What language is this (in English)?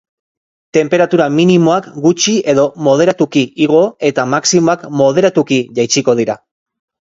Basque